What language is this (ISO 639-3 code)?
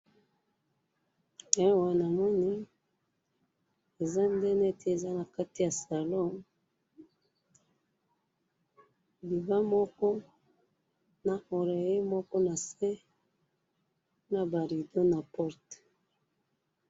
lin